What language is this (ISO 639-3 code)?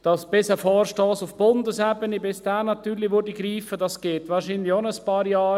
gsw